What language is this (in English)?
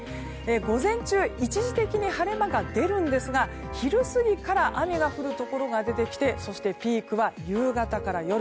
Japanese